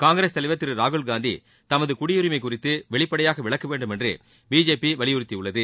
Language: Tamil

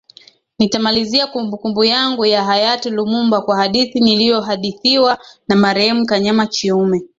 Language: Swahili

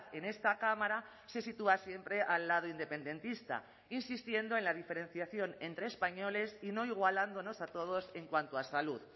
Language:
Spanish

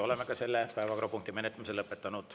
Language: Estonian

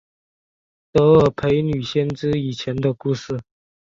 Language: Chinese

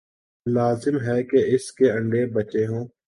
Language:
Urdu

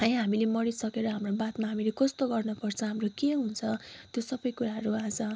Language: Nepali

